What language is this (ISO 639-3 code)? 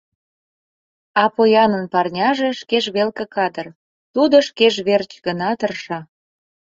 chm